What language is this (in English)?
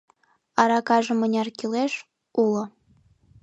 Mari